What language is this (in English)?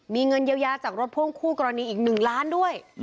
Thai